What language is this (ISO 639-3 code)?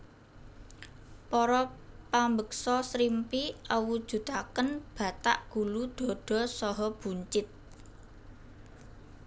jav